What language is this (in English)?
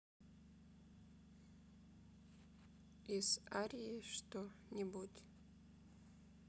Russian